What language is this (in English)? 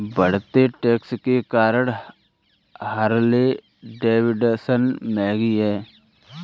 Hindi